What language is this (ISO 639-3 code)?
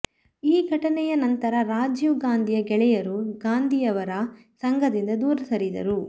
kan